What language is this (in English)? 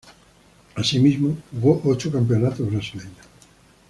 Spanish